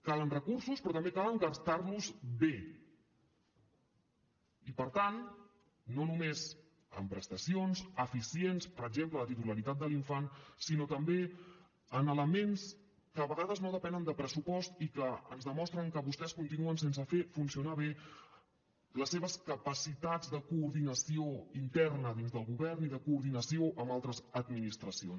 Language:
Catalan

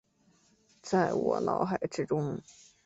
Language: Chinese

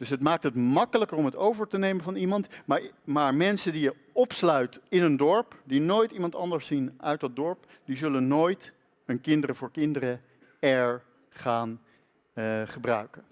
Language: Dutch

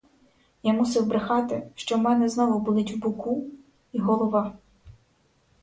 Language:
Ukrainian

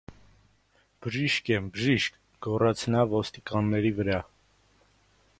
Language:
Armenian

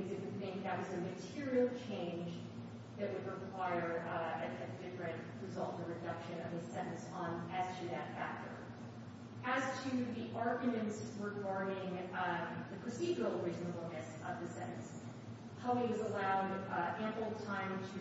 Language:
English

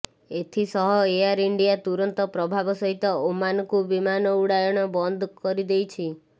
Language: Odia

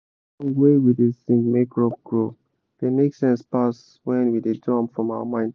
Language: Nigerian Pidgin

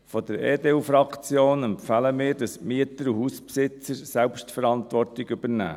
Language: Swiss German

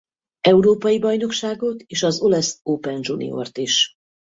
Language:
Hungarian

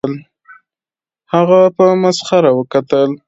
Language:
Pashto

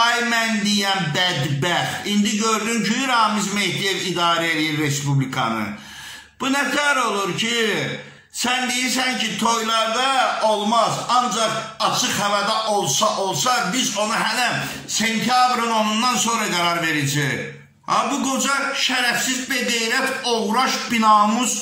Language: Turkish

